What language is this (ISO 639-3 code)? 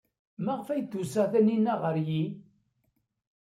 kab